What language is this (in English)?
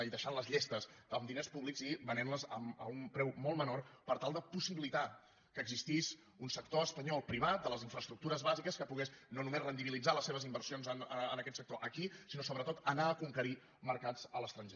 Catalan